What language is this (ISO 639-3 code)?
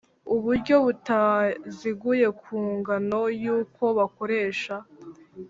kin